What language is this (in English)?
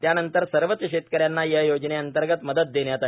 Marathi